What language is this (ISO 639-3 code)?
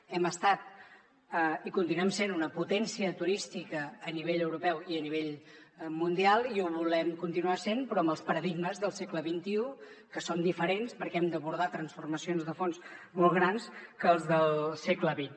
cat